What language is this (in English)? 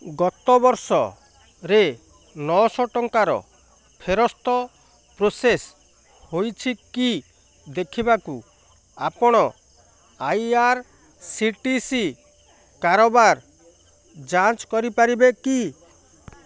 Odia